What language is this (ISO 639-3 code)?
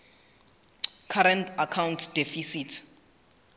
sot